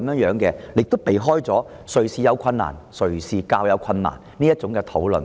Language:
Cantonese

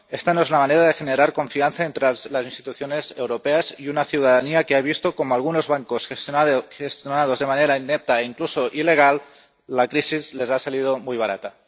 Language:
Spanish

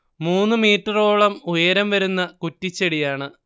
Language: Malayalam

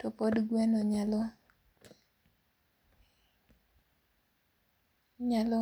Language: Luo (Kenya and Tanzania)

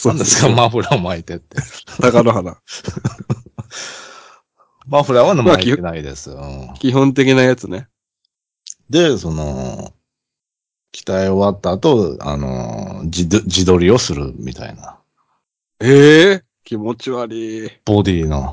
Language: Japanese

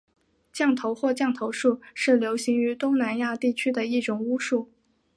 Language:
Chinese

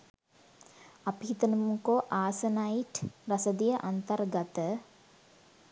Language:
Sinhala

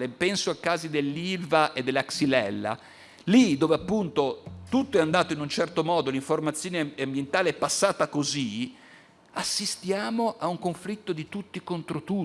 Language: Italian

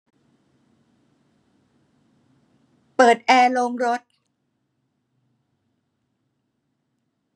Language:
Thai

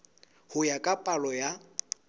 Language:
Southern Sotho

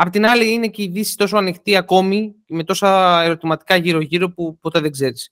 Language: Greek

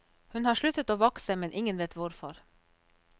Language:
Norwegian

